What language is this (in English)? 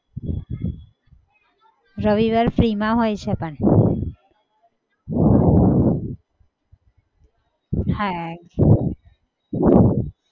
Gujarati